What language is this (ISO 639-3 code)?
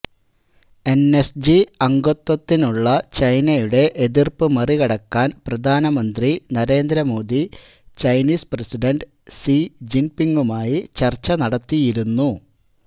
mal